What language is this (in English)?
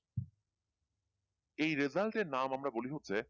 Bangla